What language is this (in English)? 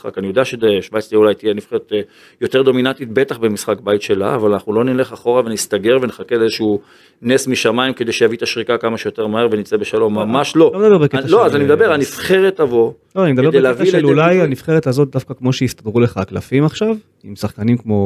Hebrew